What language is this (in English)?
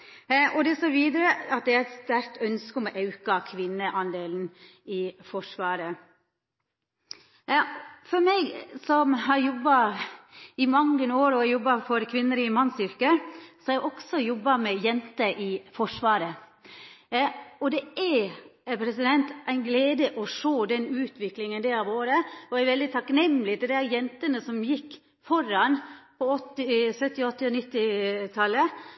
Norwegian Nynorsk